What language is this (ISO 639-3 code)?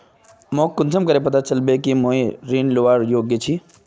mag